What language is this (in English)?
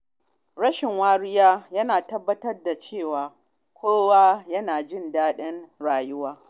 Hausa